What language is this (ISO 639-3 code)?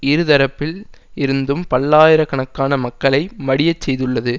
tam